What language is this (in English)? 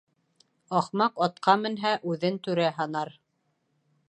Bashkir